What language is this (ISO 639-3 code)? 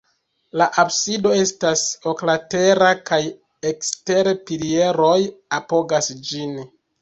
epo